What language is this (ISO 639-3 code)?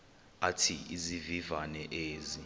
xho